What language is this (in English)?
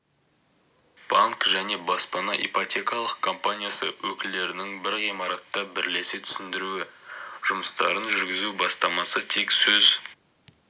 Kazakh